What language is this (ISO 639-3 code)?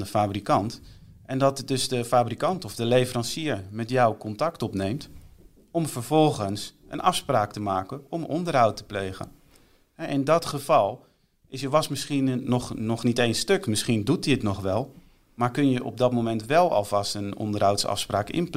nld